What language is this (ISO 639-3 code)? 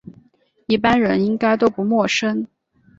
zho